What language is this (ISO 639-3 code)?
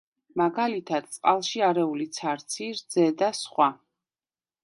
kat